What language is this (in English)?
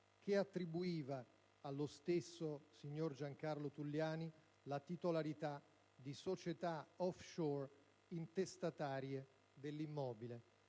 Italian